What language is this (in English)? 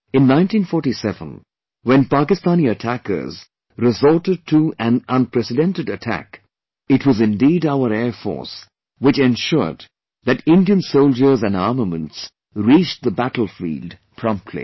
English